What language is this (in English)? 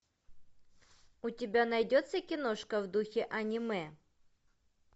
Russian